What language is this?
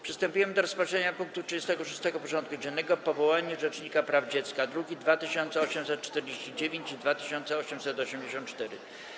Polish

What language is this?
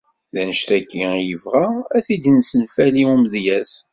Kabyle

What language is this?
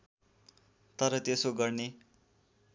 Nepali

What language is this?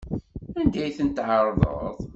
Kabyle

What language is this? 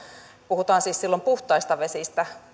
Finnish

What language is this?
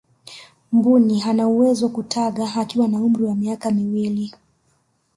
Swahili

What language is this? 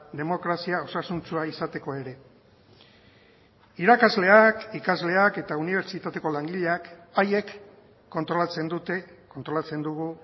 Basque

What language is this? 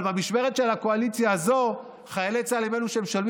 Hebrew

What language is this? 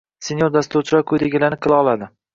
Uzbek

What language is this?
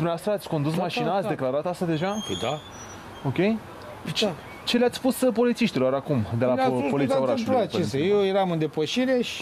Romanian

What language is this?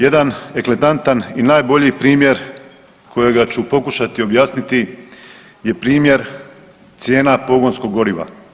Croatian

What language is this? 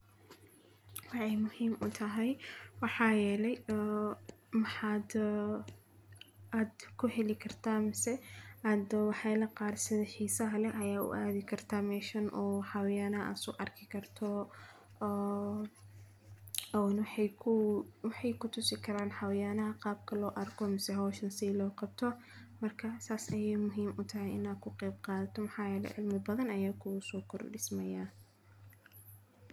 Somali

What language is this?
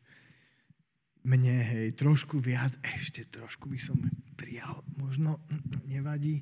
Slovak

